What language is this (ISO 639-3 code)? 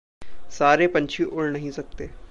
hin